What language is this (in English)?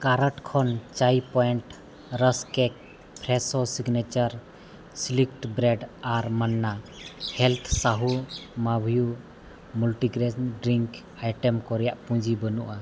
Santali